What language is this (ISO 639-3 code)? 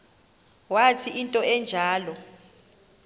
xho